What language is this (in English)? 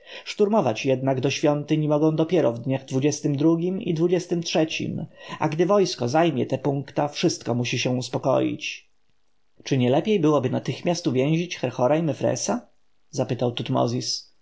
Polish